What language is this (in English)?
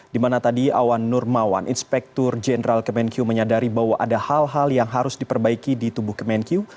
Indonesian